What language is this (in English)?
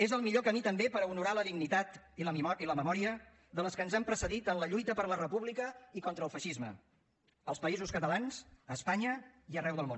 Catalan